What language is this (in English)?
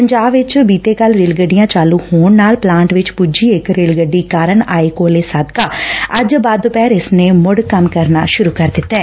Punjabi